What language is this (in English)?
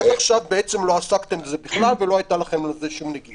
Hebrew